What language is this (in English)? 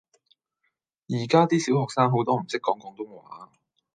Cantonese